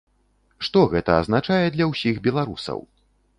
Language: Belarusian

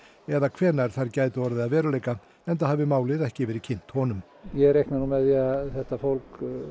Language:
Icelandic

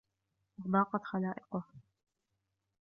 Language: Arabic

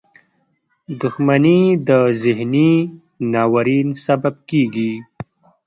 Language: Pashto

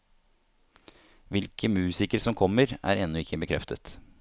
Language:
Norwegian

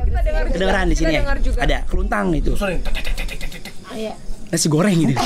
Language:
Indonesian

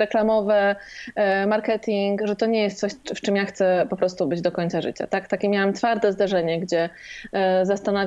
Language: Polish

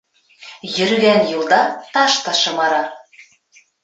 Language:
Bashkir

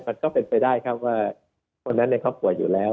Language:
Thai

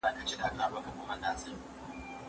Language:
Pashto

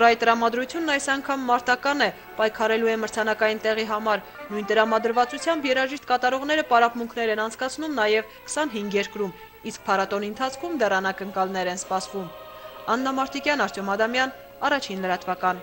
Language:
Romanian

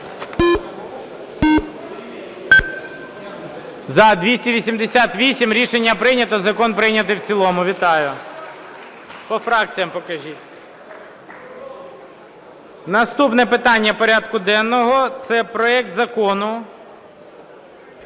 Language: Ukrainian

